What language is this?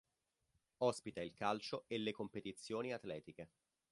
Italian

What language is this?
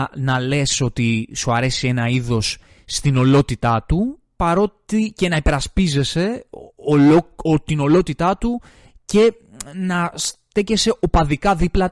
Greek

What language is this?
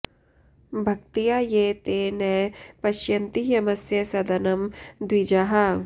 Sanskrit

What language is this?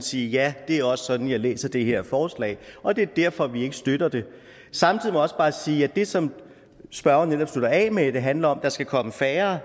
Danish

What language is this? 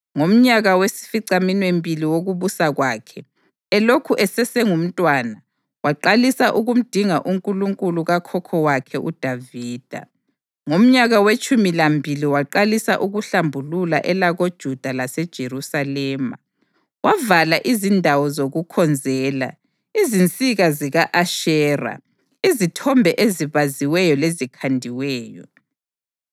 North Ndebele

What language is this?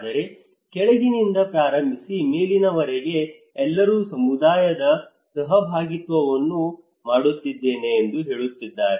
Kannada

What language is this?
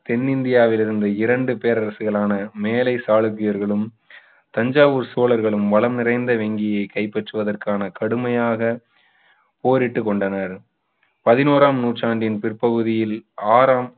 Tamil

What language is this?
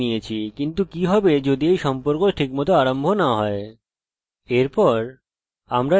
Bangla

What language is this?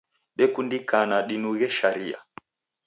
Taita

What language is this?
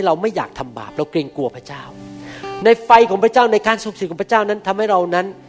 Thai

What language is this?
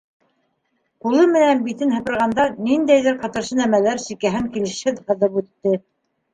Bashkir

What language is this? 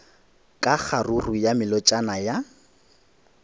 Northern Sotho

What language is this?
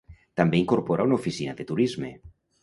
Catalan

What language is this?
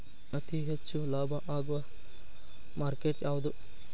Kannada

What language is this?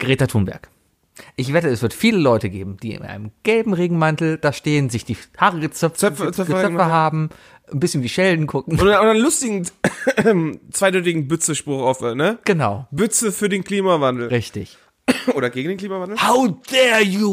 German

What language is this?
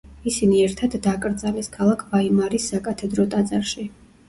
Georgian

